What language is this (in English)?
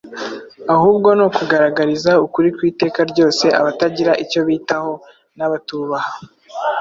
Kinyarwanda